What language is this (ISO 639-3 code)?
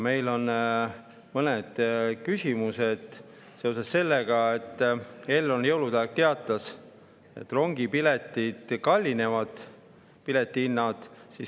est